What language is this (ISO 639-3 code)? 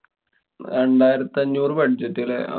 mal